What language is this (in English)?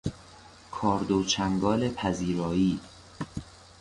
Persian